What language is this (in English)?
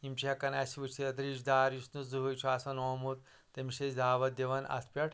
Kashmiri